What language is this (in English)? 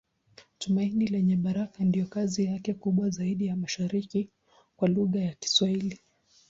Swahili